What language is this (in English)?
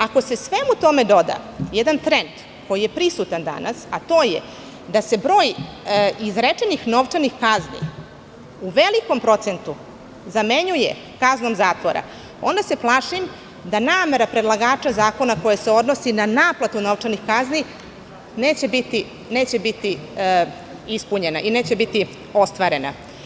Serbian